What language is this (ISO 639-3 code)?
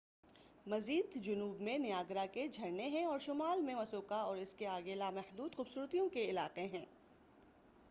urd